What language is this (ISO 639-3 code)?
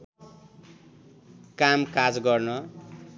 nep